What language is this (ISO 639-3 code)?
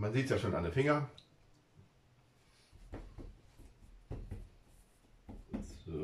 deu